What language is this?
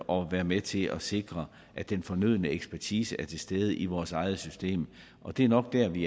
Danish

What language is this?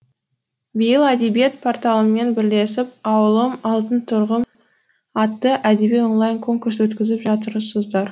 Kazakh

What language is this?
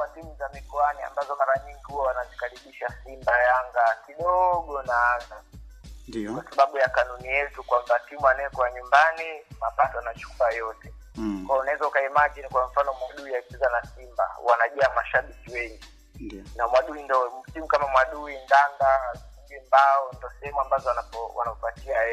Swahili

